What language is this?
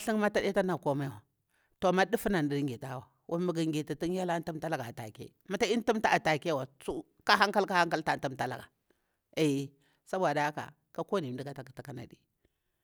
Bura-Pabir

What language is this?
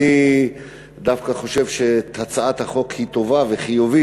Hebrew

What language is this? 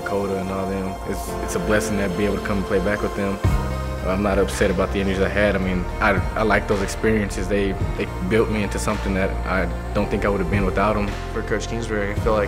English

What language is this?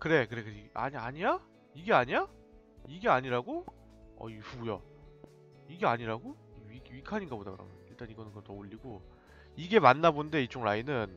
Korean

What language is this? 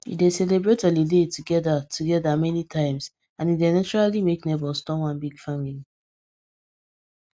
Nigerian Pidgin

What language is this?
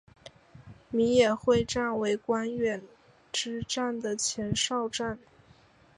Chinese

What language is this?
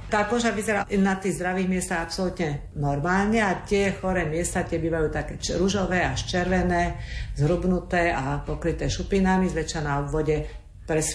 Slovak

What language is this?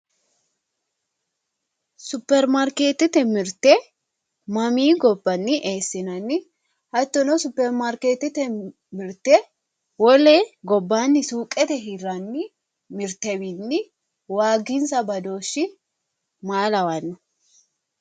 Sidamo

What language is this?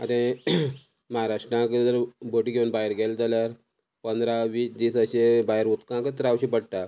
Konkani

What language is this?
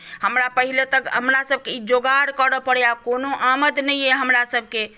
Maithili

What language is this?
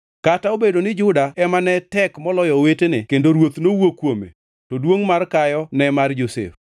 Luo (Kenya and Tanzania)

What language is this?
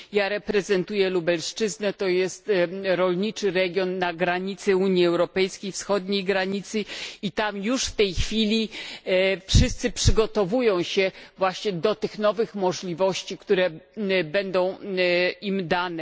Polish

